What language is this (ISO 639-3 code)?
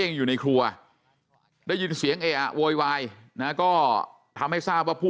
tha